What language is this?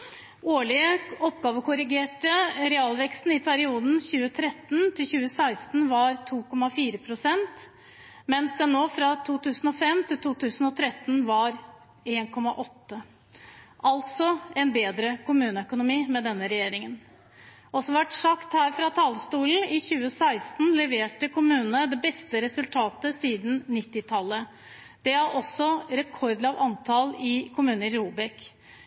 Norwegian Bokmål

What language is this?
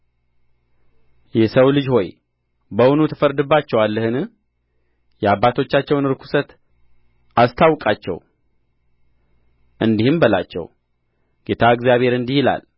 Amharic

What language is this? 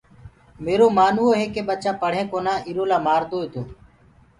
Gurgula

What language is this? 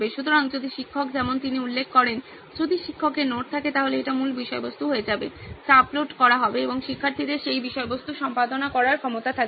Bangla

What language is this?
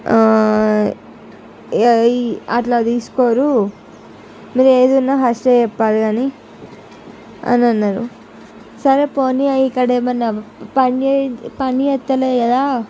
Telugu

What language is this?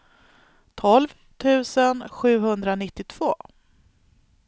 Swedish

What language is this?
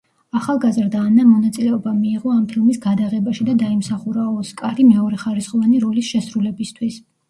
Georgian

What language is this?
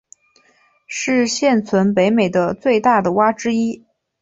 Chinese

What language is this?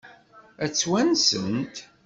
Kabyle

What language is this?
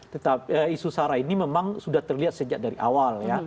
Indonesian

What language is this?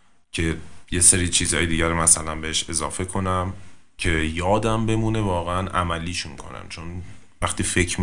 Persian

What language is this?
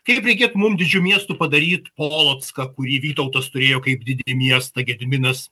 Lithuanian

